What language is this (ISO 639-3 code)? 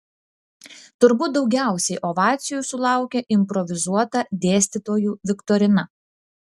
lit